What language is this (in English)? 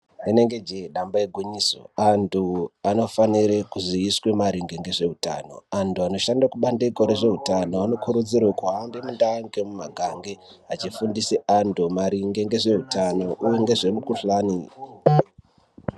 Ndau